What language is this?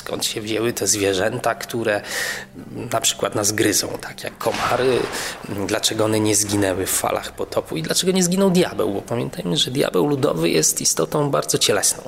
Polish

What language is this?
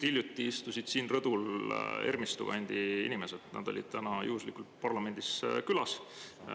Estonian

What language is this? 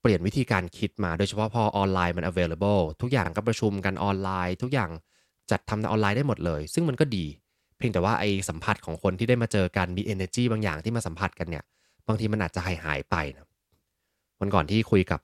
Thai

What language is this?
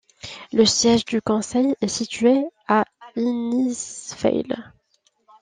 French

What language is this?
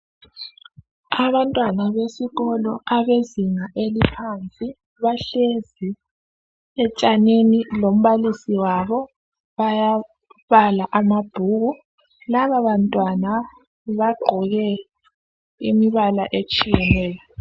North Ndebele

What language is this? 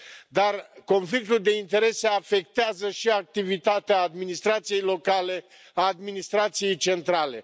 Romanian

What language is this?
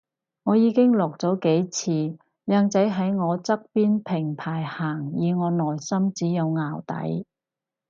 Cantonese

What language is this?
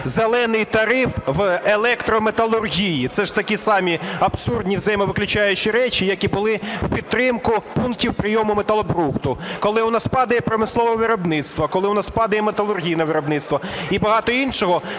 Ukrainian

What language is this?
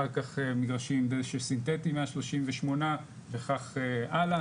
Hebrew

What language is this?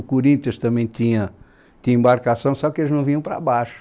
Portuguese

